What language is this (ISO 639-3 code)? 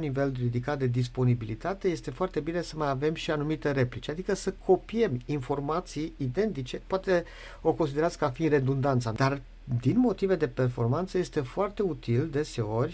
ron